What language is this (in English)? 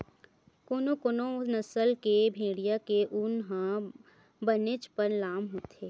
Chhattisgarhi